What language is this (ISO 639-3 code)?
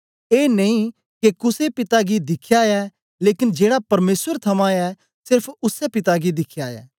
doi